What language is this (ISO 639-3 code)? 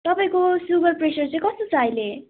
nep